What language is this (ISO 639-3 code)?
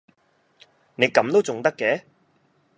yue